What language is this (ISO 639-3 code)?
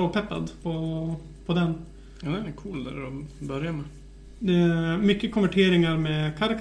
swe